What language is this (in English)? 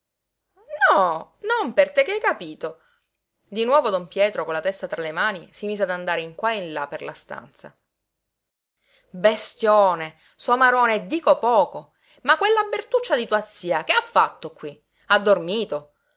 Italian